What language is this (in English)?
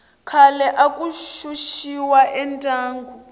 Tsonga